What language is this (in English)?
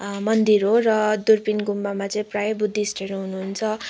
Nepali